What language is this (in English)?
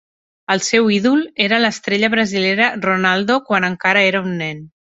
Catalan